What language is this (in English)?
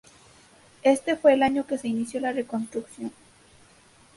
Spanish